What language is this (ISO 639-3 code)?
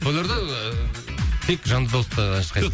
kaz